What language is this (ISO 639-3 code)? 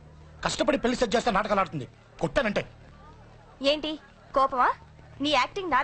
tel